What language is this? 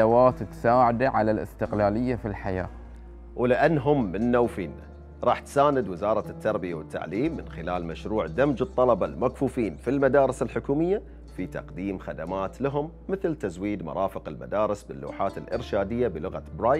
Arabic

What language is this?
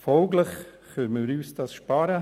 Swiss German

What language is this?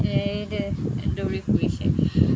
Assamese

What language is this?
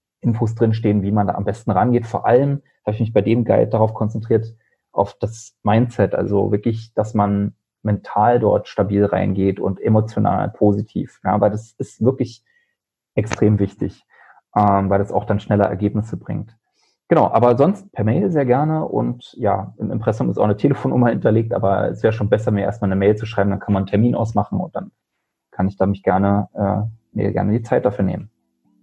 German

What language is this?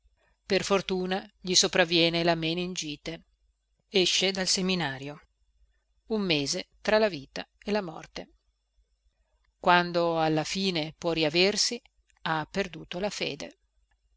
Italian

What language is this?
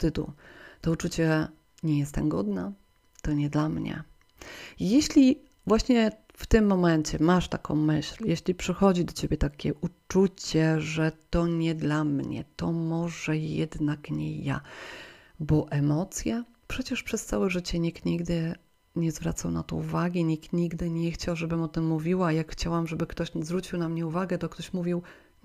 Polish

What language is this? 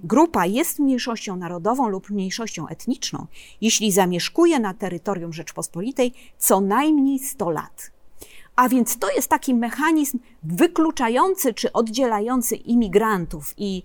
Polish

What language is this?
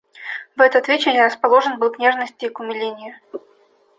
Russian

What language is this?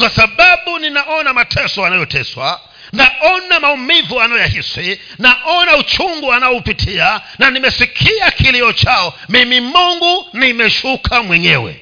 Swahili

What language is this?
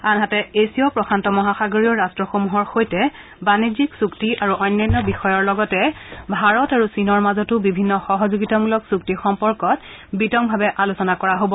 Assamese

